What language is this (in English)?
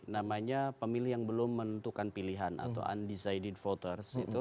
Indonesian